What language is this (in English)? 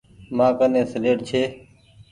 Goaria